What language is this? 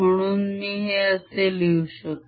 Marathi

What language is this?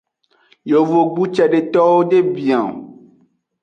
Aja (Benin)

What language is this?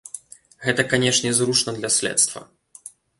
Belarusian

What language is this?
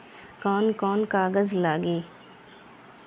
Bhojpuri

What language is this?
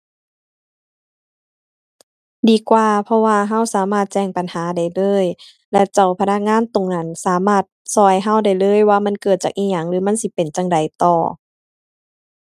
Thai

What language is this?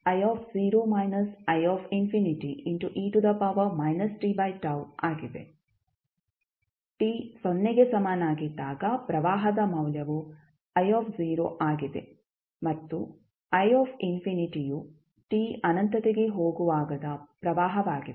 Kannada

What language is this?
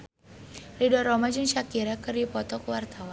Sundanese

